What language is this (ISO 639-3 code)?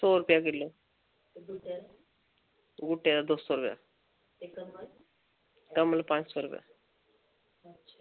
doi